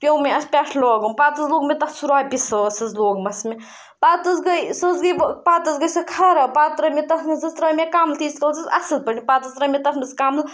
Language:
Kashmiri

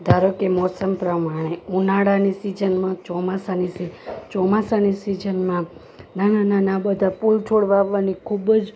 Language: Gujarati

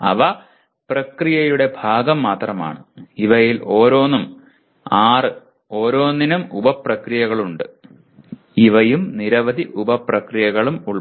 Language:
Malayalam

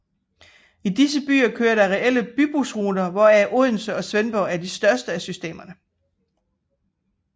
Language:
Danish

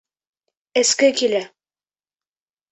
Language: Bashkir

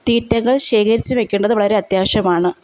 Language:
Malayalam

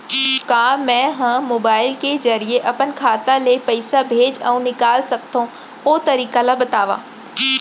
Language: Chhattisgarhi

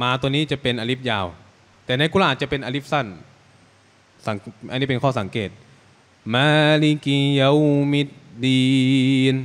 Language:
Thai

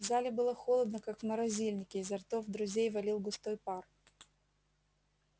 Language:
Russian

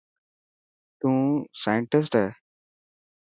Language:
Dhatki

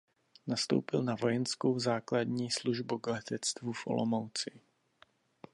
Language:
Czech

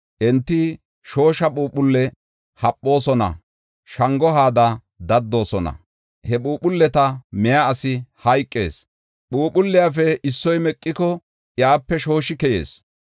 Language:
Gofa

